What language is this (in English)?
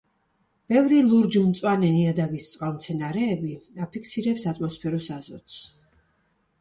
Georgian